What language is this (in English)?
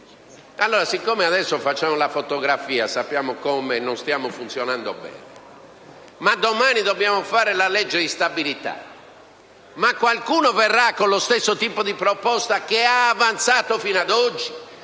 Italian